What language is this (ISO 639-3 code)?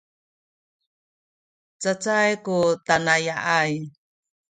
szy